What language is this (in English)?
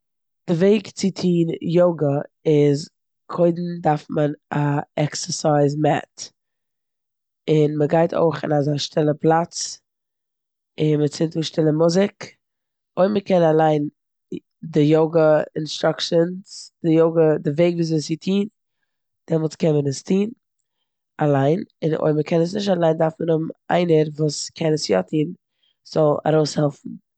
Yiddish